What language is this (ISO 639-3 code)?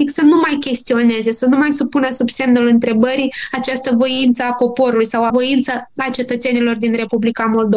ron